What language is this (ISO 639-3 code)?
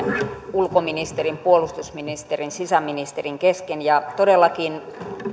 fin